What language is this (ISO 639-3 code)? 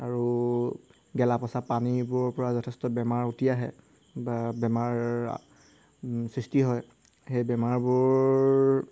asm